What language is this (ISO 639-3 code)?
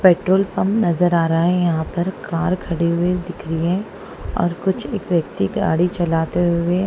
hin